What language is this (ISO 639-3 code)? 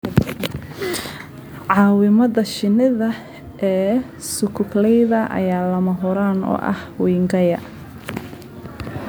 som